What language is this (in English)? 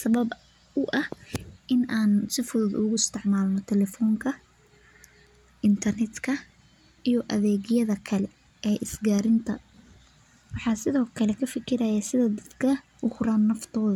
Somali